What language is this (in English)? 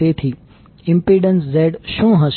Gujarati